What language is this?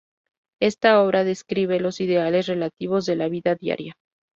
Spanish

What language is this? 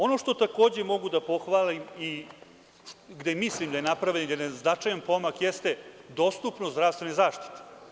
Serbian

